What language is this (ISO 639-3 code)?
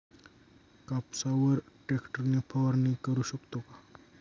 mar